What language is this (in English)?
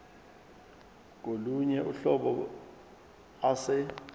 Zulu